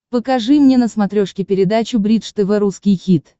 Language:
Russian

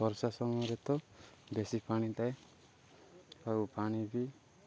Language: Odia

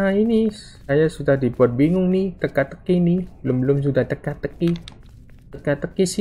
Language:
Indonesian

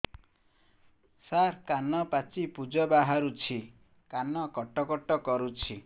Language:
Odia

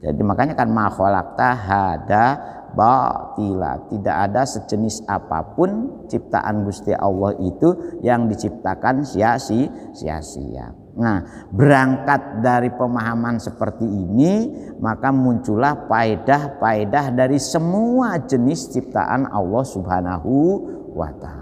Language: Indonesian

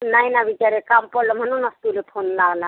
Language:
Marathi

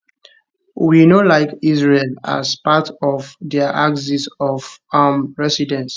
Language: Nigerian Pidgin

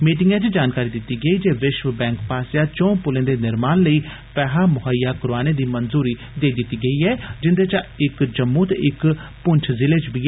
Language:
Dogri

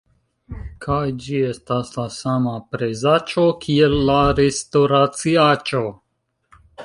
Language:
Esperanto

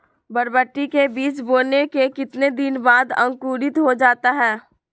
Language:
Magahi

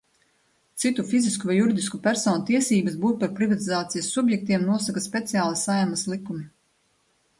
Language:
Latvian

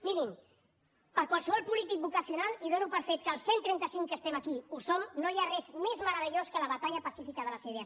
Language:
Catalan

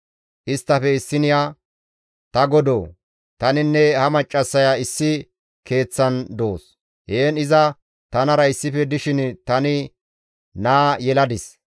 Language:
Gamo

